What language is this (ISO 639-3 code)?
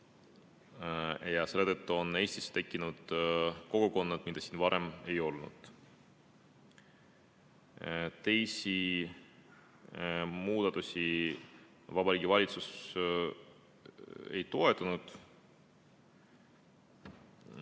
est